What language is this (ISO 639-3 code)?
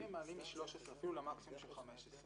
heb